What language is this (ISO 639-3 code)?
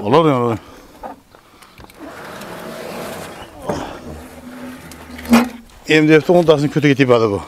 tur